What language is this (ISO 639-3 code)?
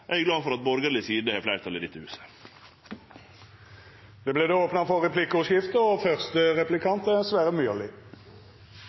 nno